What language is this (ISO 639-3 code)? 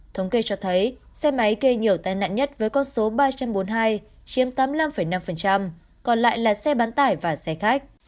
vie